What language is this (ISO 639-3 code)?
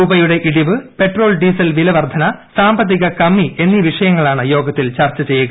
mal